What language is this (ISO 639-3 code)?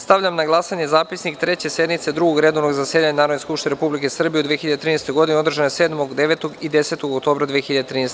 srp